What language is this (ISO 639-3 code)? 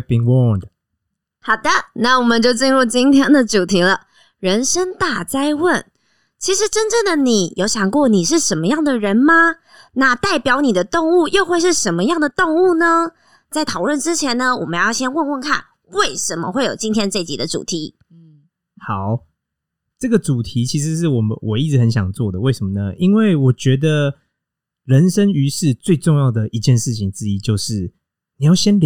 zho